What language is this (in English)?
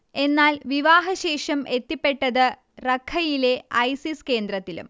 Malayalam